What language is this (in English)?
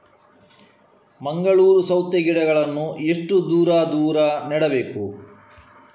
Kannada